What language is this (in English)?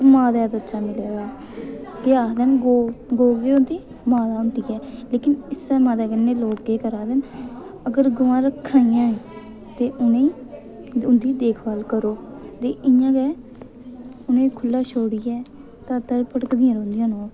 Dogri